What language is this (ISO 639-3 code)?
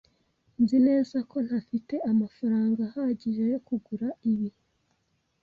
kin